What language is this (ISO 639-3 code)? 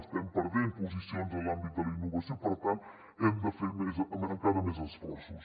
cat